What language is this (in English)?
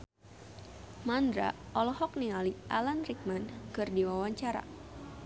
Sundanese